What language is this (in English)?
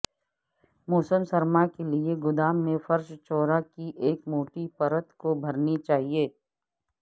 Urdu